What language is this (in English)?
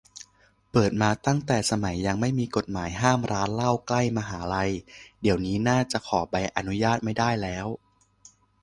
Thai